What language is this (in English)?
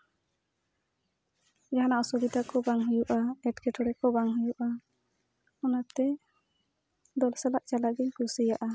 Santali